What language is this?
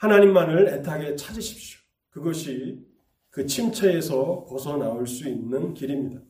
Korean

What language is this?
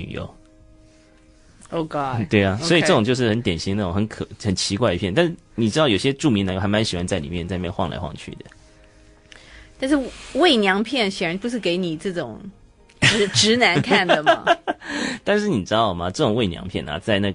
Chinese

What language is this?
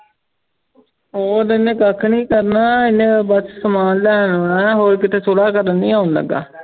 Punjabi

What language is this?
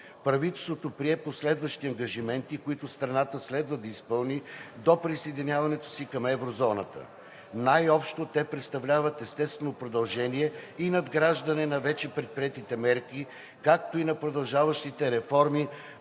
Bulgarian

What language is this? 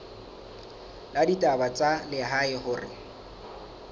Southern Sotho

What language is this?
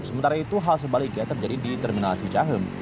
Indonesian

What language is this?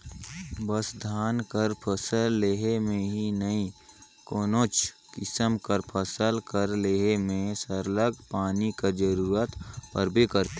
Chhattisgarhi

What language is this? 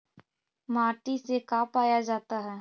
Magahi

